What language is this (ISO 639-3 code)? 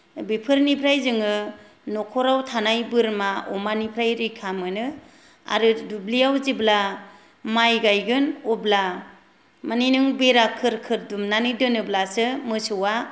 brx